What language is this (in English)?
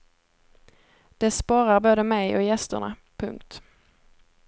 Swedish